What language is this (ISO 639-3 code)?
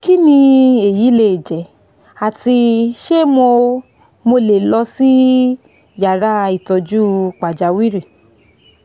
yor